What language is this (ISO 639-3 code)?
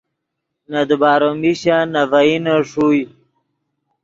ydg